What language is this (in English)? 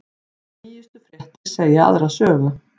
Icelandic